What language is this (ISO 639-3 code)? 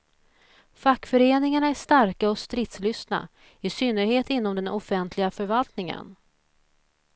swe